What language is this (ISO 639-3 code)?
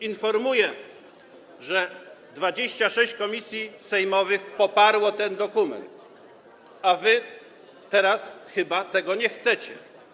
pol